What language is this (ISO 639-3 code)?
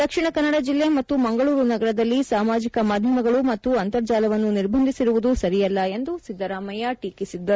kan